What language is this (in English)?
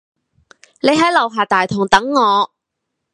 Cantonese